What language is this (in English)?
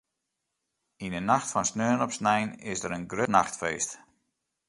Western Frisian